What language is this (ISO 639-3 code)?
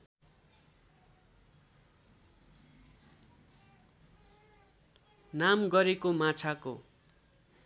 nep